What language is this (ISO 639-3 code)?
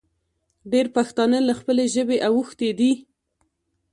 pus